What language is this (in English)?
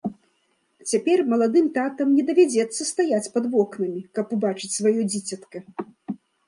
Belarusian